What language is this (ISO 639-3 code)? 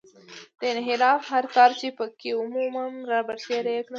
pus